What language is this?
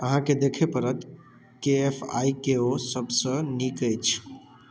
Maithili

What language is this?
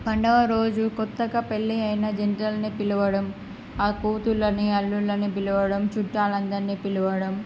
Telugu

